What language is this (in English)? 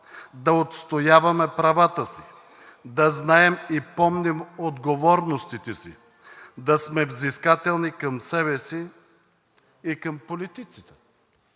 Bulgarian